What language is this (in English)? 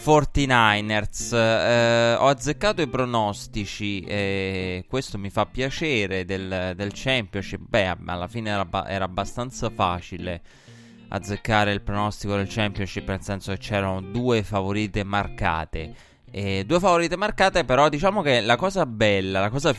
Italian